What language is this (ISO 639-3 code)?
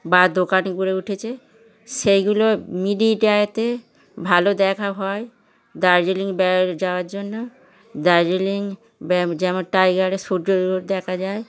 ben